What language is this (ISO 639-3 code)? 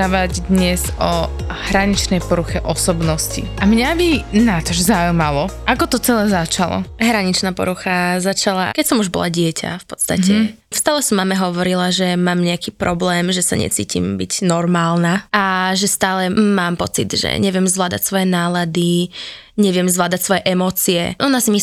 slk